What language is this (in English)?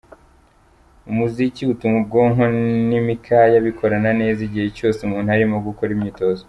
Kinyarwanda